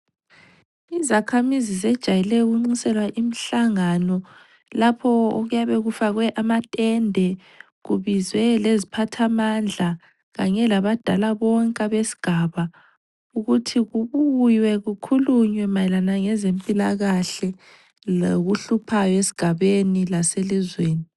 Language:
North Ndebele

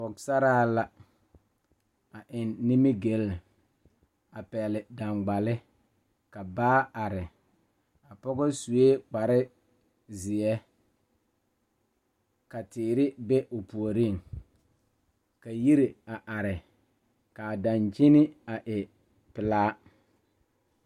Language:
Southern Dagaare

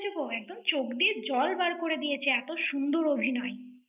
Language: Bangla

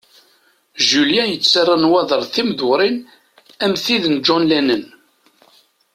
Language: Kabyle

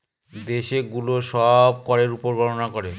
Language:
Bangla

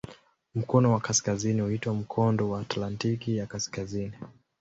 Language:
Swahili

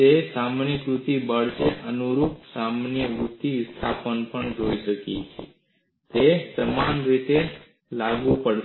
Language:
Gujarati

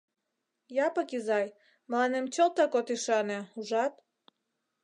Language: Mari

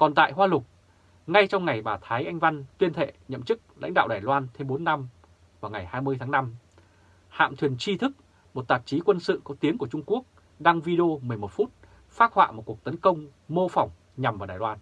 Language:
Vietnamese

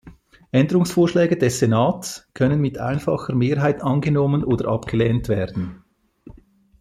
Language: German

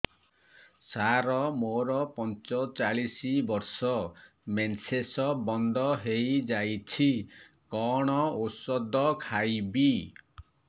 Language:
Odia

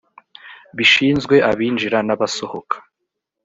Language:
Kinyarwanda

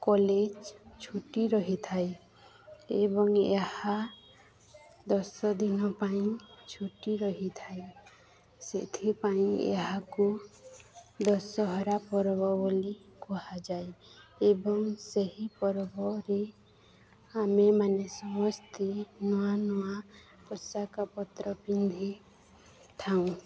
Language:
Odia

